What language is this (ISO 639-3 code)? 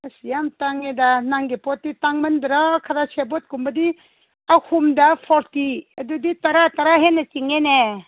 mni